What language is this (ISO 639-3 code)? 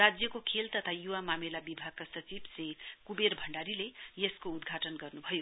nep